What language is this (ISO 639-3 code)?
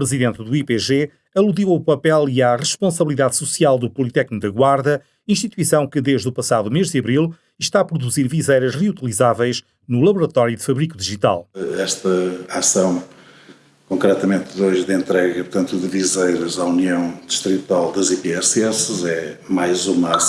por